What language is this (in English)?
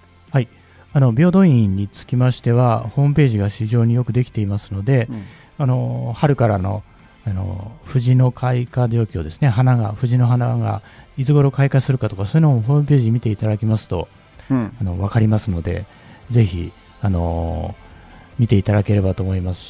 Japanese